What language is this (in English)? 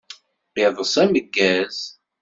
Kabyle